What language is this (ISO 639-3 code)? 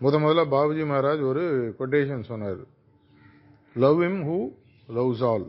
tam